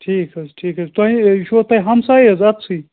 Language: Kashmiri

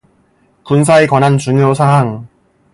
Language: Korean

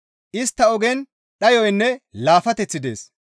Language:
Gamo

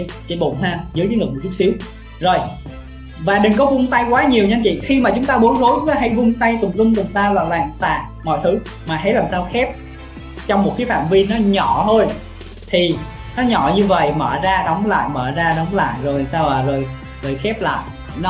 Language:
Vietnamese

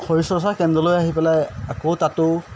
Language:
Assamese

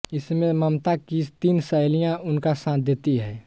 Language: Hindi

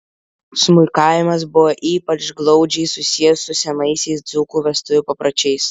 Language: Lithuanian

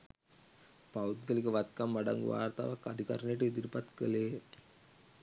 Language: Sinhala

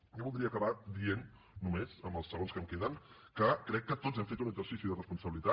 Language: Catalan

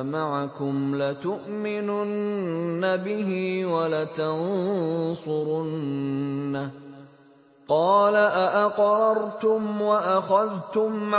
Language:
Arabic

